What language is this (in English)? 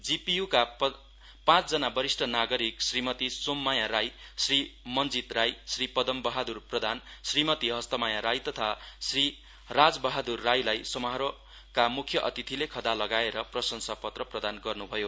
Nepali